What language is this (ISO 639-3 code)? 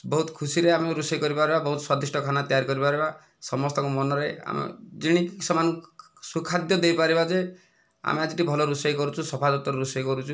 ori